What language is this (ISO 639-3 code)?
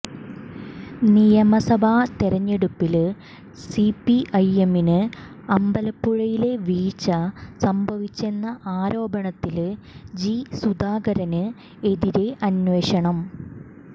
mal